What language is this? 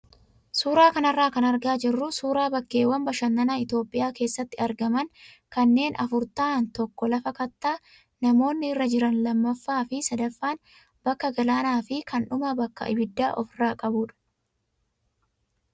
Oromo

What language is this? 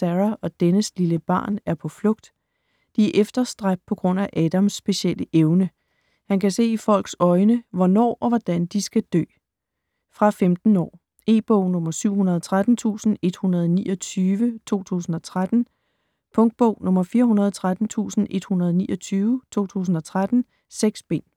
Danish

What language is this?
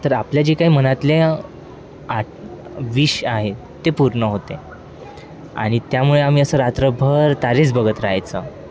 Marathi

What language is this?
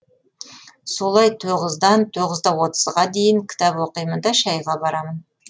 Kazakh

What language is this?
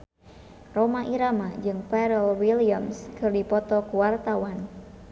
Sundanese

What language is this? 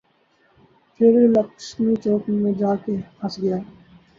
Urdu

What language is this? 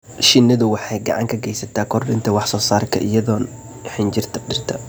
Somali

